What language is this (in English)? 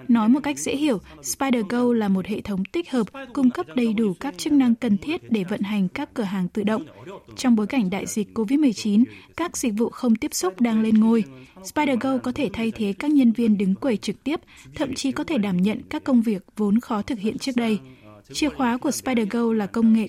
Vietnamese